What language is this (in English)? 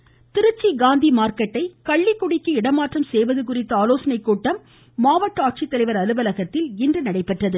Tamil